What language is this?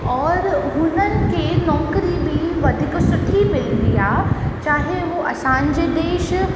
Sindhi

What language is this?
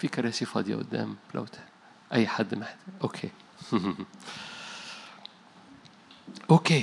Arabic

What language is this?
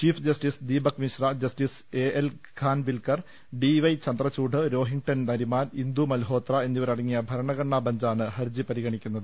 Malayalam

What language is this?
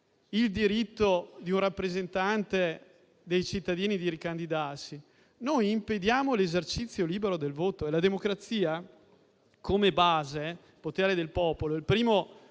Italian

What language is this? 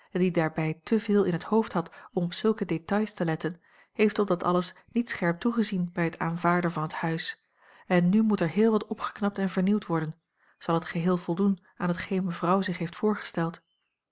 Dutch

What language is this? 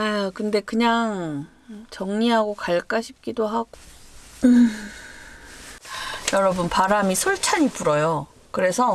Korean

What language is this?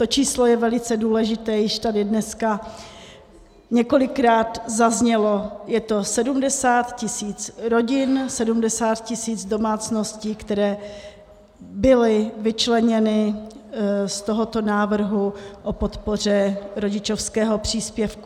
Czech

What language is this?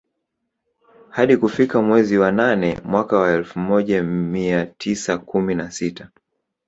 Swahili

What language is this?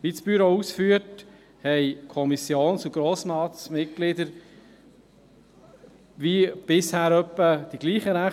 Swiss German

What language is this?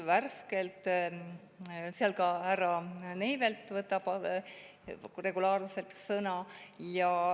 Estonian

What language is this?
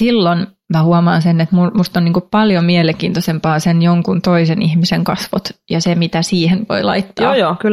Finnish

